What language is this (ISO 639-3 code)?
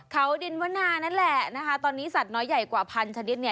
tha